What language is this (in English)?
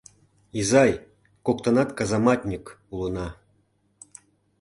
Mari